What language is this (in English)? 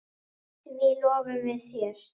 Icelandic